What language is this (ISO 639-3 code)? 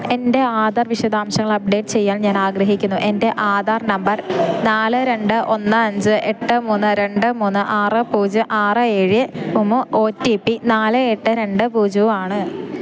mal